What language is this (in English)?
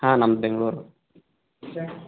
Kannada